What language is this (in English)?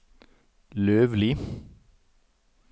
Norwegian